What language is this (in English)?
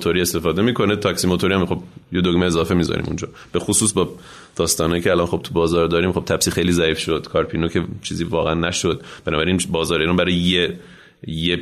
Persian